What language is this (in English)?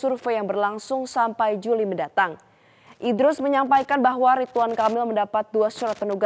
Indonesian